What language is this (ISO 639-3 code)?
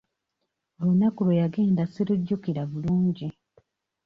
lug